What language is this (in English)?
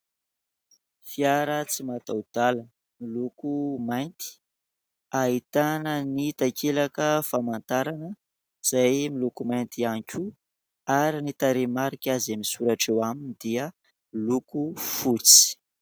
Malagasy